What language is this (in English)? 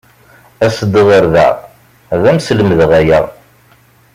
Kabyle